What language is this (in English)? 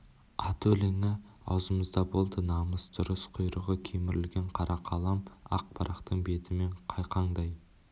Kazakh